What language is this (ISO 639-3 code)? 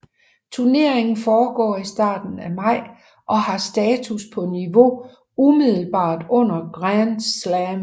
dan